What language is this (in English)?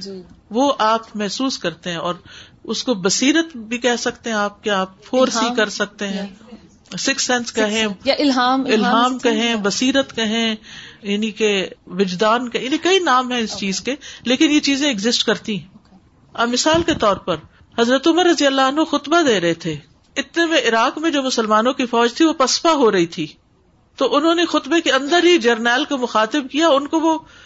Urdu